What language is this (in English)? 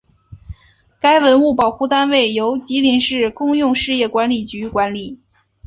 Chinese